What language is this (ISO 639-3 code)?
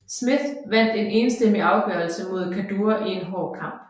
dan